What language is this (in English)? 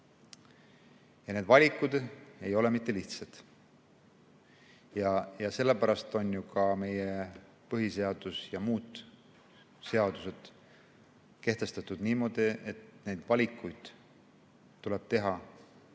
Estonian